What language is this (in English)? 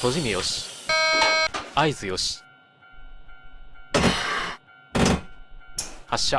Japanese